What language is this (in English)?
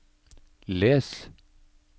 Norwegian